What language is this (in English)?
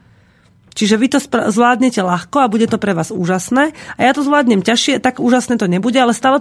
Slovak